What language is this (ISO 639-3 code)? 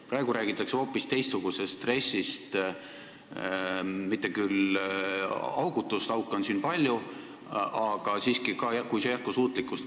est